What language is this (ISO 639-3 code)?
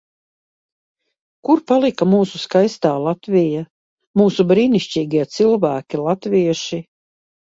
lav